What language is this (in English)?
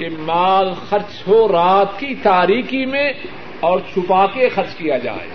Urdu